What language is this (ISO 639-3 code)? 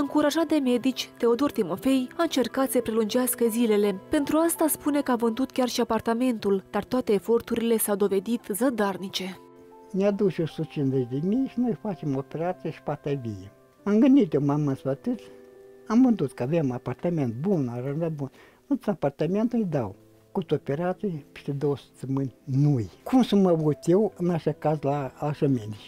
ron